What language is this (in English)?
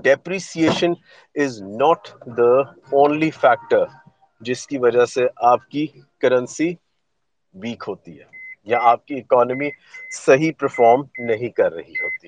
Urdu